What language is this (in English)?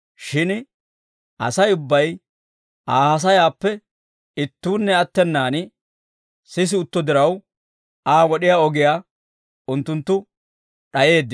Dawro